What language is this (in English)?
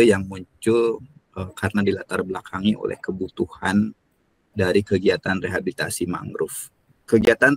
Indonesian